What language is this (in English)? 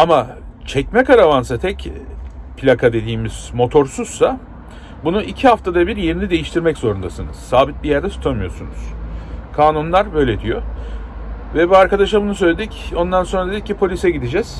Turkish